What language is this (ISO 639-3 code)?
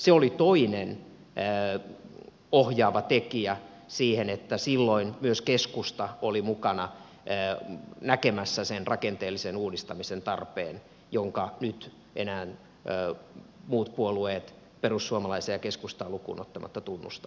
fin